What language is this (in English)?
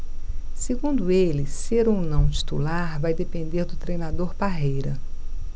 Portuguese